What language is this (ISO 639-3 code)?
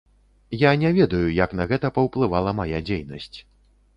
bel